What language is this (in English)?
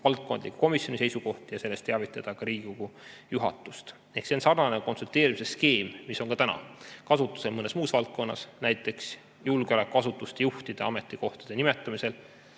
Estonian